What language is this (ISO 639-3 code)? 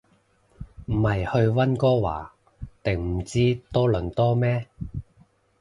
yue